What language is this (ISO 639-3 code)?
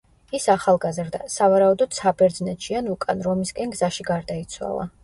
kat